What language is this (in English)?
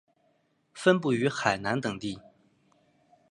Chinese